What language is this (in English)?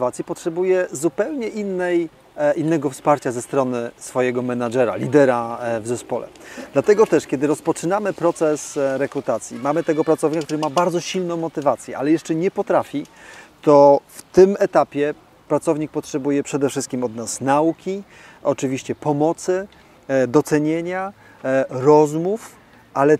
Polish